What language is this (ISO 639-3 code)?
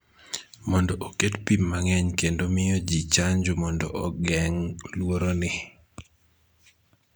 luo